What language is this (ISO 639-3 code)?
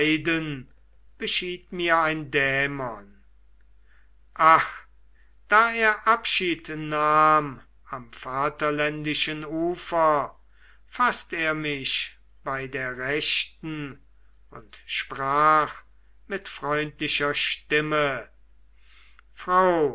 deu